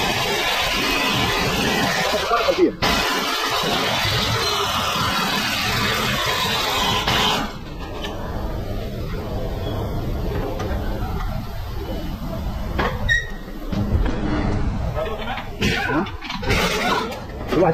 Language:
Arabic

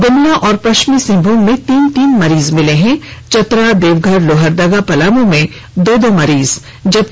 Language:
Hindi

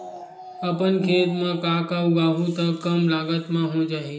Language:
Chhattisgarhi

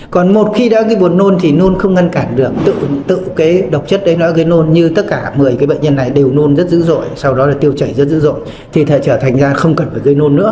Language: Vietnamese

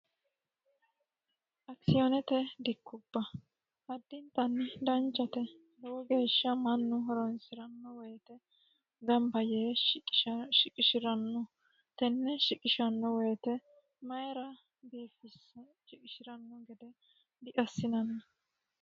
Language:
Sidamo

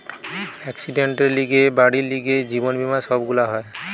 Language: Bangla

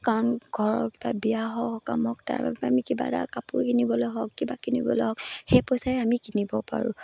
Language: Assamese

